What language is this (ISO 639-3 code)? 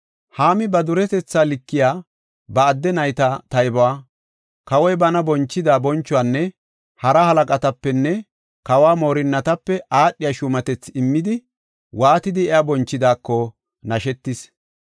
gof